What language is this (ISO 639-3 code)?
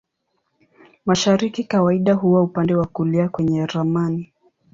swa